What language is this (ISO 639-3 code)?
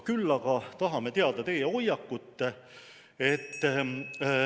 est